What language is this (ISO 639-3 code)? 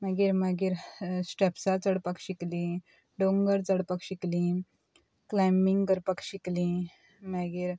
kok